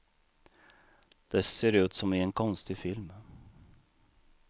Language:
Swedish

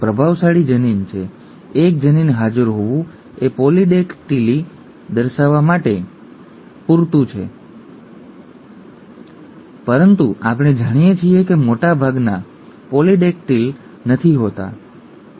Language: Gujarati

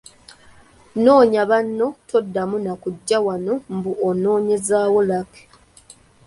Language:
Ganda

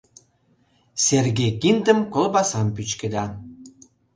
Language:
Mari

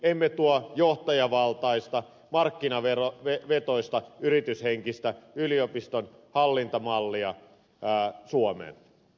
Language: Finnish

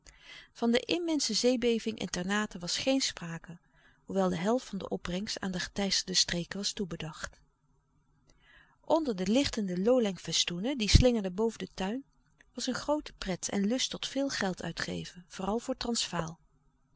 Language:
Dutch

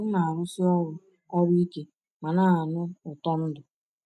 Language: Igbo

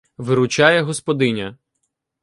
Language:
Ukrainian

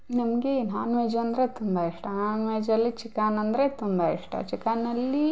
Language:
Kannada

